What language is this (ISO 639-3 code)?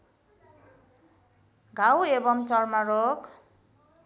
nep